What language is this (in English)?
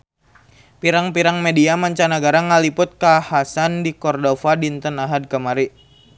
Sundanese